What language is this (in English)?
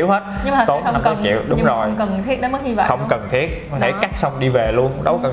Vietnamese